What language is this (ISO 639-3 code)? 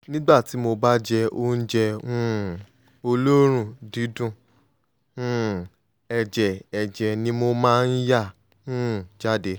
yor